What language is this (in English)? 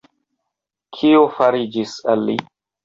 Esperanto